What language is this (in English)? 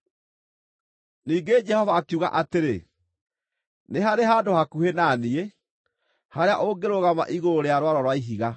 Kikuyu